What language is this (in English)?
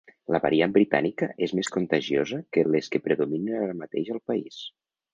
Catalan